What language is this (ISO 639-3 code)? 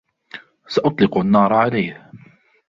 ara